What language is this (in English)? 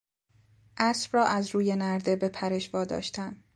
Persian